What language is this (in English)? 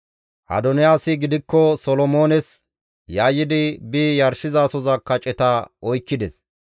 Gamo